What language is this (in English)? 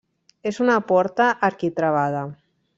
Catalan